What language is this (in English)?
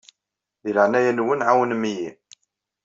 Kabyle